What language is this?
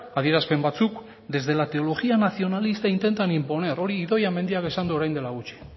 Basque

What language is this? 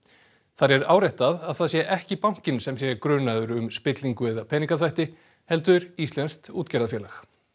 Icelandic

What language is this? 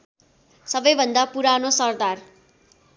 Nepali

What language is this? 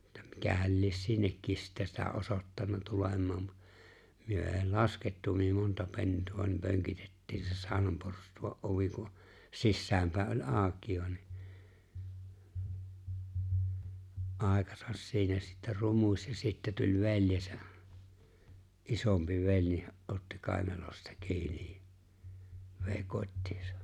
Finnish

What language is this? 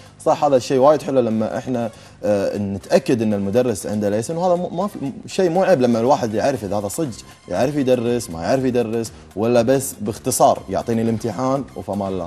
Arabic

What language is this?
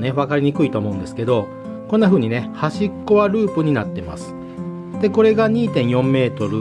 Japanese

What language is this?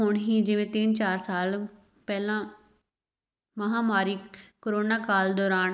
Punjabi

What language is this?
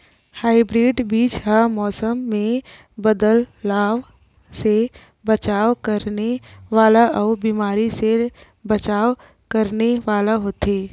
Chhattisgarhi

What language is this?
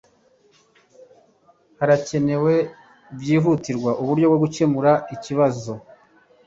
Kinyarwanda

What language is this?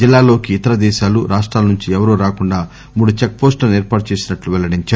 Telugu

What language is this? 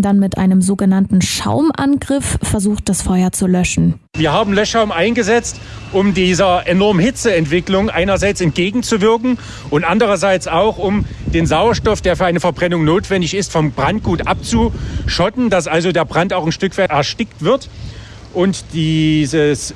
German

